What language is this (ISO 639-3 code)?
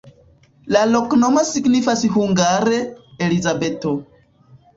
epo